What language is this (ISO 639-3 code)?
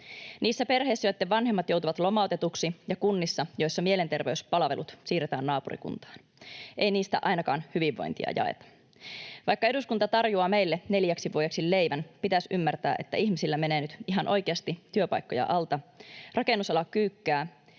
fin